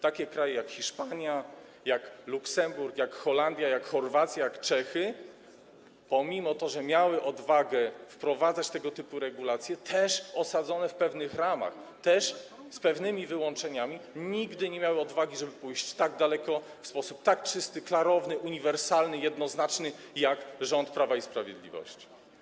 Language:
Polish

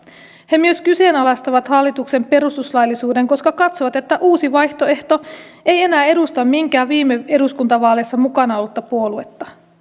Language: Finnish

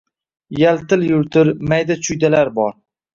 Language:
Uzbek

